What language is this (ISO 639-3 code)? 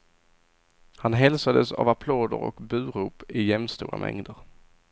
swe